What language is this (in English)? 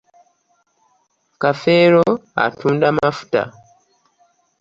Ganda